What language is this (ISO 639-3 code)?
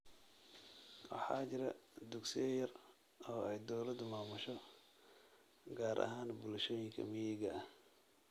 som